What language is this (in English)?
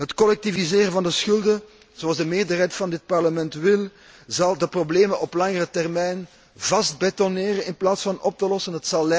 Dutch